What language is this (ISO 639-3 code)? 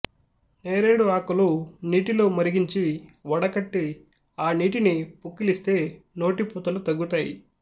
tel